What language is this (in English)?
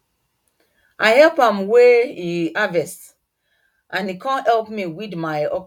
Nigerian Pidgin